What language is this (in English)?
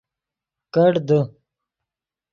Yidgha